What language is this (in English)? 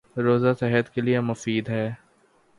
Urdu